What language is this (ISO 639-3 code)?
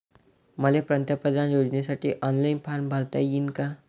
mar